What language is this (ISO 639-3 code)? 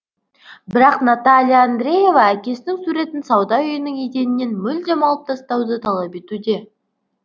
kaz